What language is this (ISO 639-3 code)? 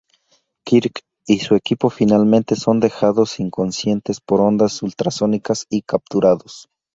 spa